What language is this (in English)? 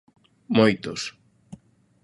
Galician